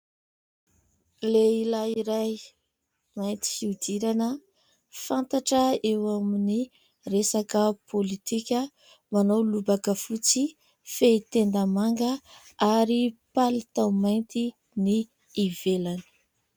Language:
Malagasy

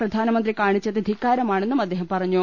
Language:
Malayalam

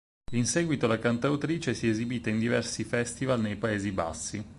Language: Italian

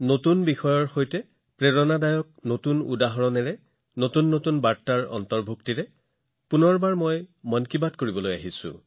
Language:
Assamese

